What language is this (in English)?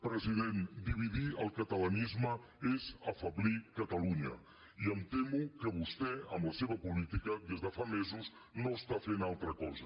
Catalan